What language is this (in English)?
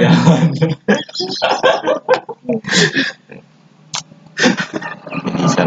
Indonesian